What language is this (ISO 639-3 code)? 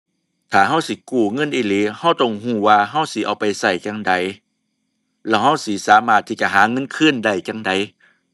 tha